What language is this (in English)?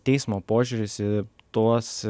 Lithuanian